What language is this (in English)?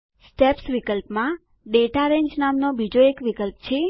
Gujarati